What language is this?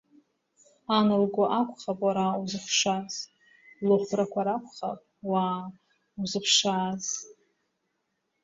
Abkhazian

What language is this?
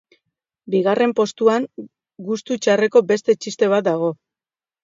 Basque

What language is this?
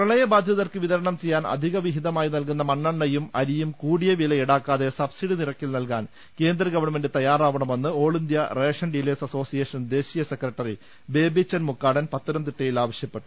Malayalam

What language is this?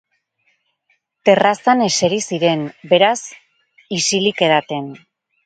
Basque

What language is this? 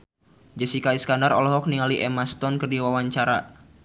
Sundanese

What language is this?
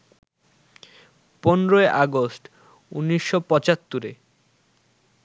Bangla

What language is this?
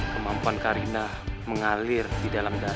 Indonesian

